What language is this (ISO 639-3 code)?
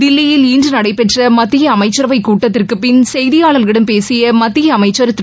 tam